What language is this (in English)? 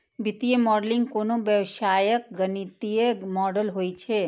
Maithili